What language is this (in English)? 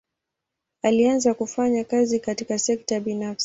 Swahili